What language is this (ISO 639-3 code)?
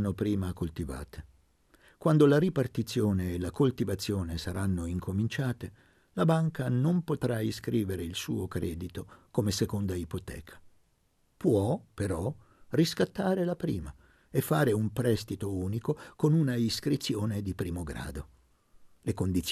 ita